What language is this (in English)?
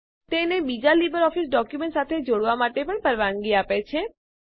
Gujarati